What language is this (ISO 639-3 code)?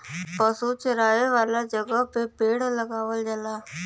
bho